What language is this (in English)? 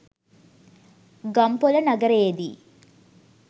Sinhala